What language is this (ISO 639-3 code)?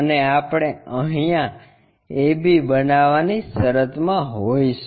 guj